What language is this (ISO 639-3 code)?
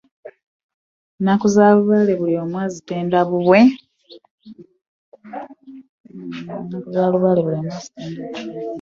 lug